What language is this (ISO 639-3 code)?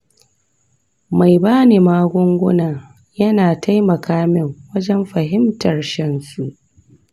hau